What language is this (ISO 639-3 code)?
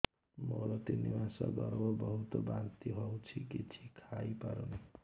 ori